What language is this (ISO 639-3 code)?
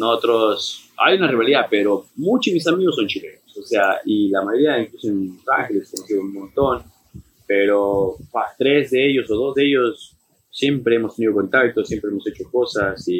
spa